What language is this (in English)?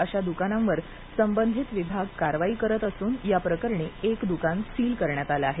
Marathi